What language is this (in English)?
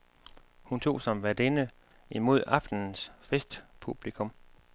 Danish